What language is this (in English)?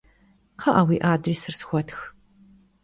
Kabardian